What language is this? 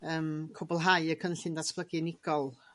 Welsh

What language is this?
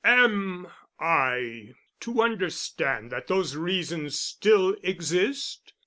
English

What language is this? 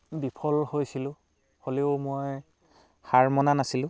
Assamese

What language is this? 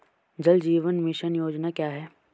Hindi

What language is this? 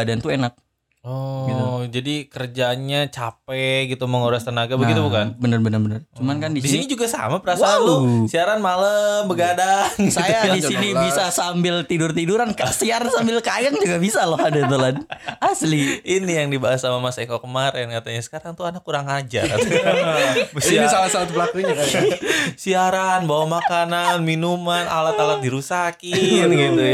Indonesian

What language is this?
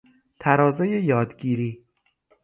Persian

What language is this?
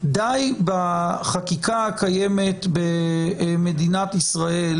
Hebrew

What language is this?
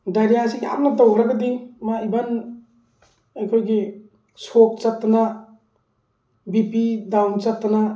Manipuri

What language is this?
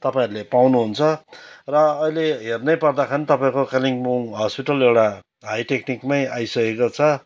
Nepali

